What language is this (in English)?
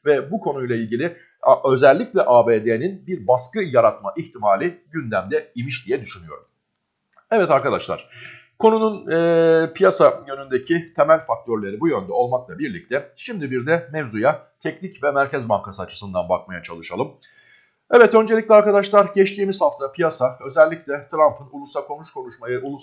Turkish